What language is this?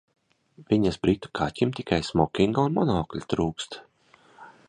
Latvian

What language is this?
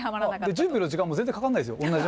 Japanese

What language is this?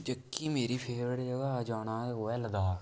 Dogri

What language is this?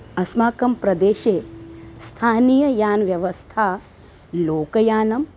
Sanskrit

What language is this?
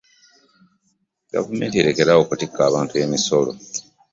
Ganda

